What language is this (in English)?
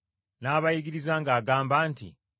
Ganda